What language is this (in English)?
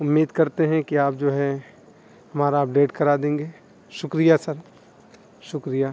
Urdu